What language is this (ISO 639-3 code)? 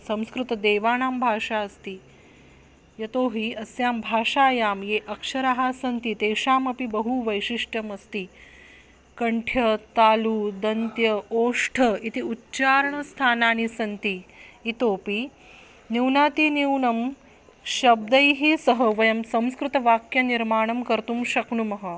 san